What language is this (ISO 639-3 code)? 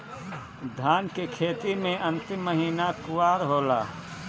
bho